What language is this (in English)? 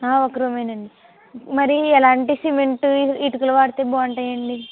Telugu